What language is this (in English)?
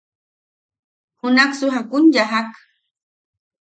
Yaqui